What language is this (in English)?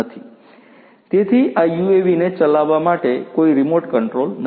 Gujarati